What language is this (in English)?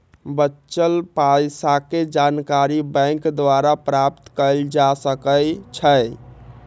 Magahi